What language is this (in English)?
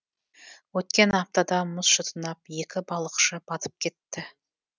Kazakh